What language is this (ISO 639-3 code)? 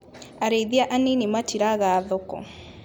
kik